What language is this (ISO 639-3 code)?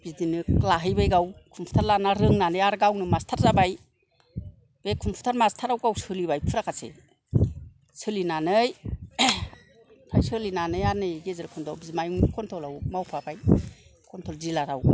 brx